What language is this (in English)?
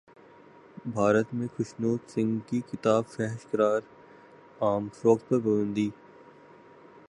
Urdu